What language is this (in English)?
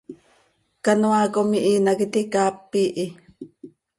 Seri